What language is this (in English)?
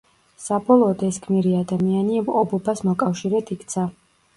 Georgian